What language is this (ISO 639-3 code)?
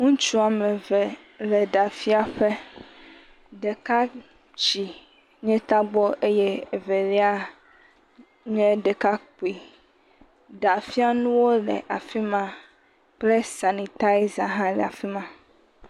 ewe